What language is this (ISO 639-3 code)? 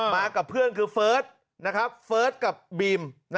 tha